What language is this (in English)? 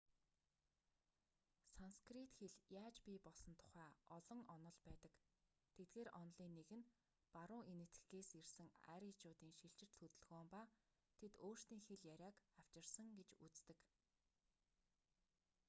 Mongolian